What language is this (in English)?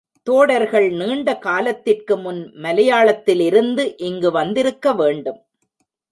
Tamil